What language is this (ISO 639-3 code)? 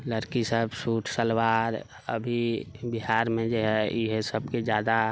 mai